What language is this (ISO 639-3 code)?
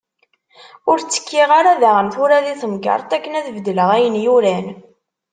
kab